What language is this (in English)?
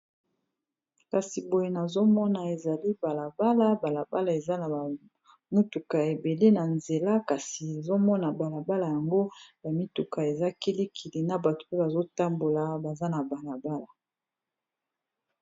Lingala